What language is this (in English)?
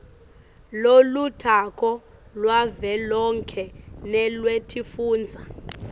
Swati